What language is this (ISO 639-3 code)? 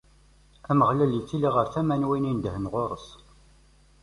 kab